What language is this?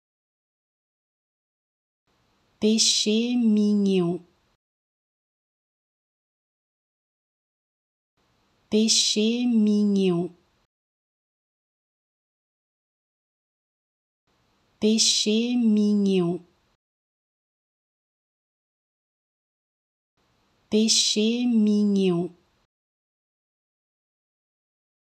Portuguese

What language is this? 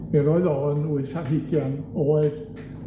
Welsh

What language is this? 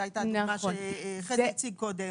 Hebrew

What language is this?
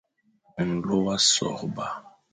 Fang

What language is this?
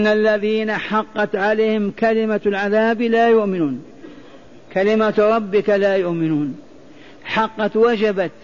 Arabic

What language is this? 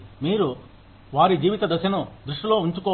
Telugu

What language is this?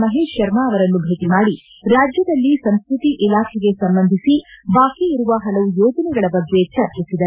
Kannada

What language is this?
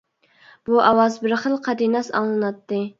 Uyghur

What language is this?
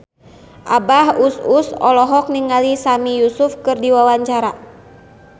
Sundanese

